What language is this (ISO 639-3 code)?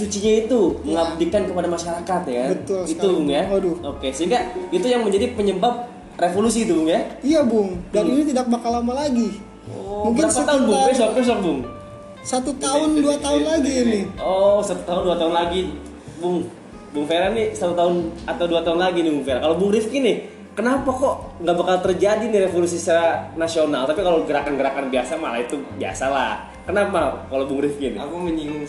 ind